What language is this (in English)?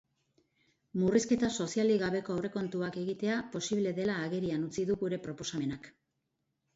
Basque